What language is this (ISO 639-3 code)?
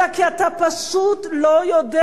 heb